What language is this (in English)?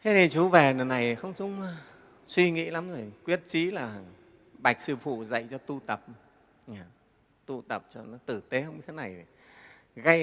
Vietnamese